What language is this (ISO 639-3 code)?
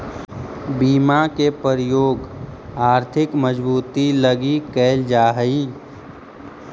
mag